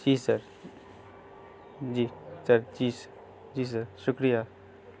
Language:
Urdu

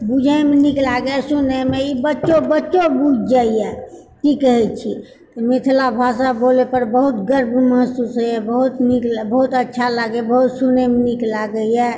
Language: Maithili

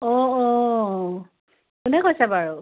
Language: Assamese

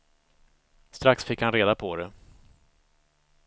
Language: Swedish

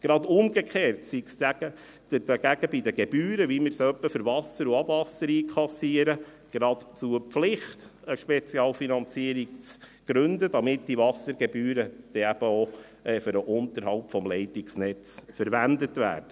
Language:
Swiss German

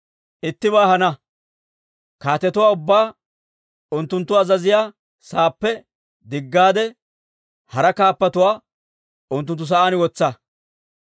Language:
Dawro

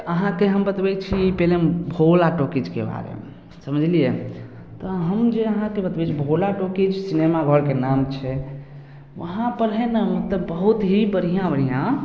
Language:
Maithili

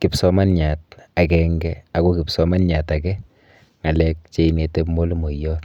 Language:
Kalenjin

